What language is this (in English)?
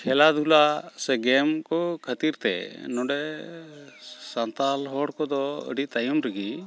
Santali